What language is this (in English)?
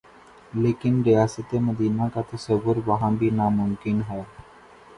Urdu